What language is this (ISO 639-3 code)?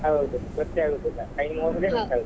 kan